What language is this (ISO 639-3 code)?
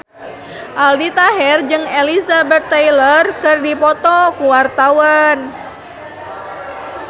sun